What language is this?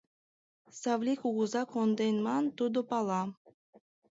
Mari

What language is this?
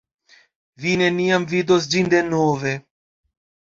Esperanto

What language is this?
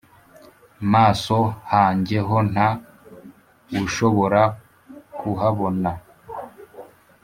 Kinyarwanda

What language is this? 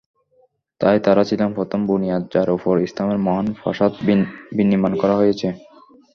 Bangla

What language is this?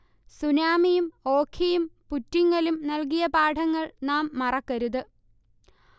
Malayalam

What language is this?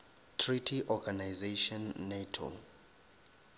Northern Sotho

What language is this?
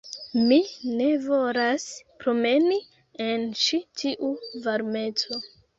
Esperanto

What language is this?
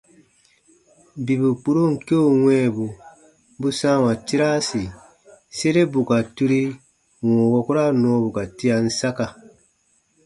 Baatonum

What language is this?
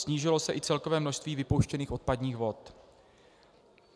Czech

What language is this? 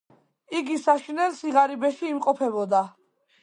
Georgian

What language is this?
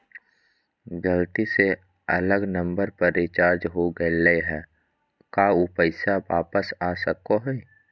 Magahi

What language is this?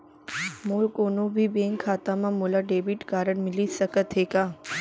Chhattisgarhi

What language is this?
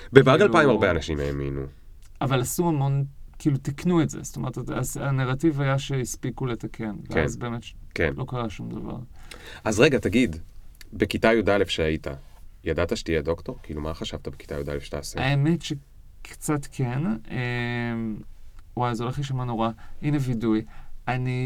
Hebrew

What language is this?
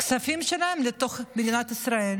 Hebrew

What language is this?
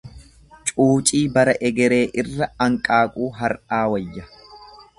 Oromo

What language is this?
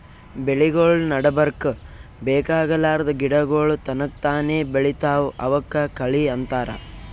Kannada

